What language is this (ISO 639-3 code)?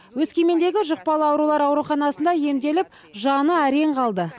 kaz